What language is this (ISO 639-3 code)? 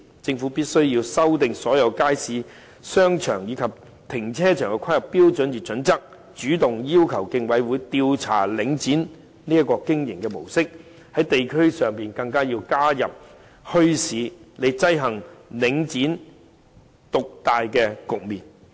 yue